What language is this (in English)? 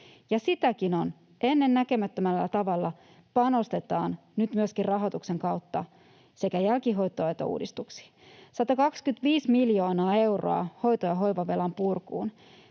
Finnish